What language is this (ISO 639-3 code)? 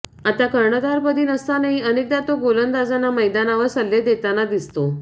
mar